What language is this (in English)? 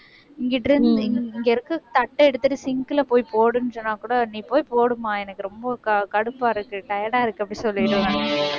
Tamil